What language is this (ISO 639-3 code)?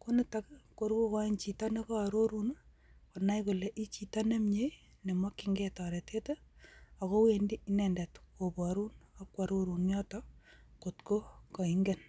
kln